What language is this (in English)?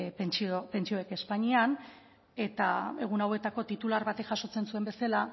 Basque